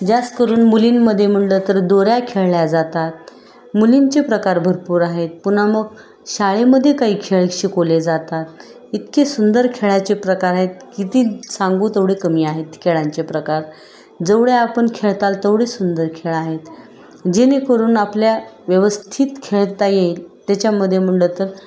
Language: Marathi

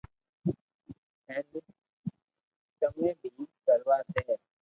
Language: Loarki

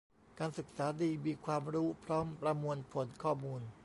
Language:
Thai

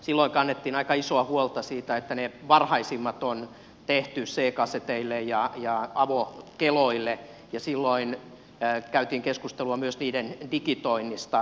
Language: Finnish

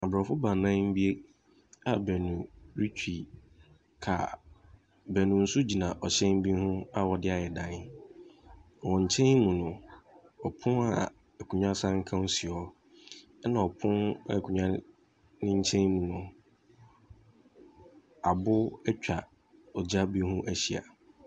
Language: Akan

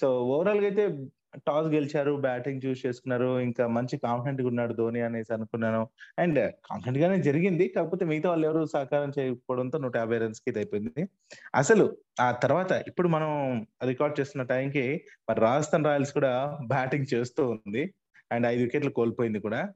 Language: Telugu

